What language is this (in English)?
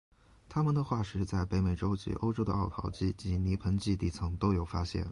Chinese